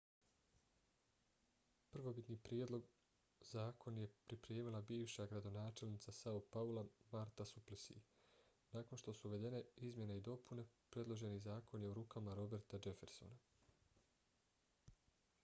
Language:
Bosnian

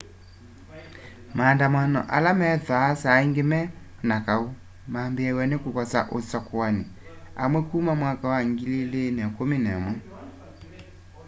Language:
Kamba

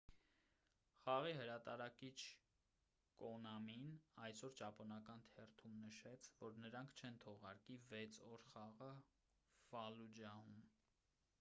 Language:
Armenian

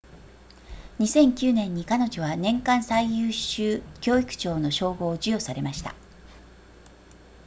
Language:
Japanese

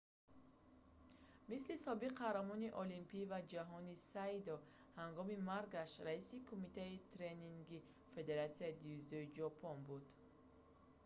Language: Tajik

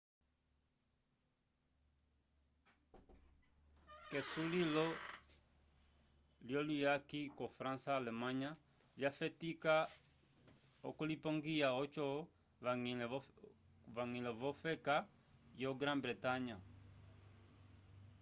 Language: Umbundu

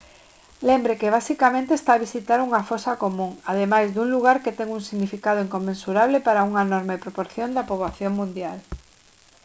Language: Galician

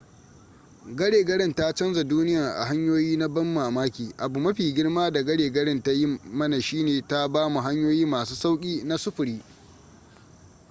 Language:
Hausa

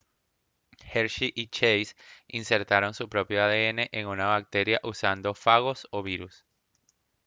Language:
Spanish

